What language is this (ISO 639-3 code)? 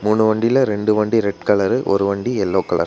tam